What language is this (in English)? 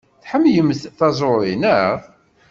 Kabyle